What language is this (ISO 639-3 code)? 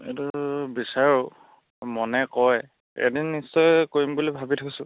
asm